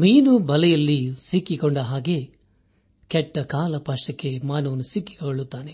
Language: Kannada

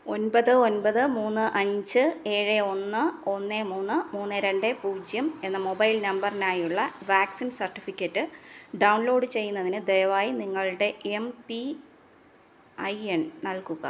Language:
Malayalam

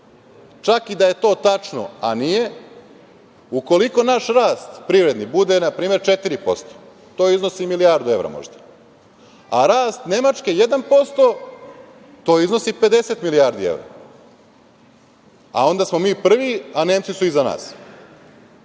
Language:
Serbian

